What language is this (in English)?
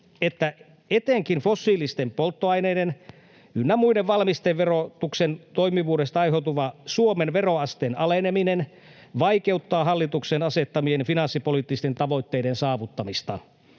Finnish